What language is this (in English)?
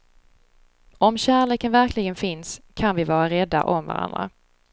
Swedish